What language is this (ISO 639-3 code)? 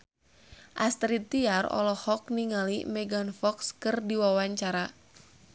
sun